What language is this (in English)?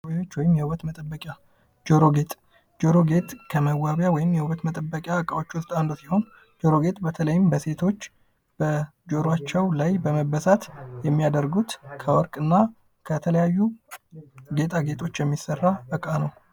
Amharic